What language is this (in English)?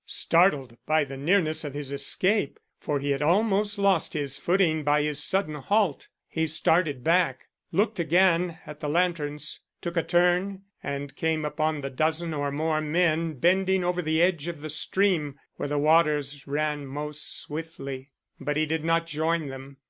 English